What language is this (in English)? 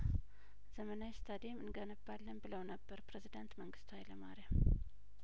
Amharic